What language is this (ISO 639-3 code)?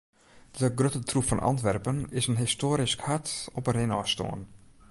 fry